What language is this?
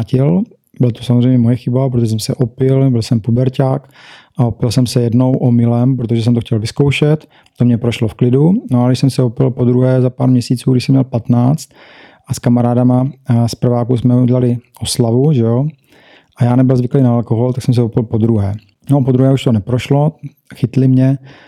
Czech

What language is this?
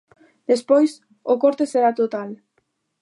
Galician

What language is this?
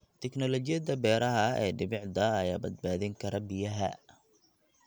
Somali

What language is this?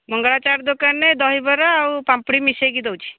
Odia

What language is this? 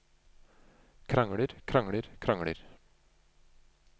Norwegian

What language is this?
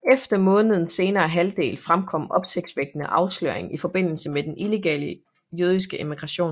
Danish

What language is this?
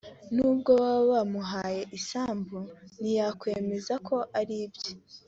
Kinyarwanda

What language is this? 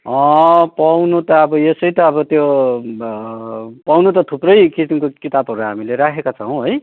Nepali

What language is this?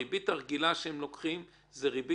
Hebrew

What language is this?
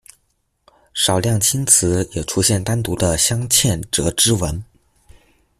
Chinese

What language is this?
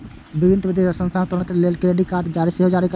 Maithili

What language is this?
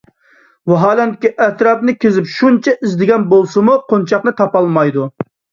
Uyghur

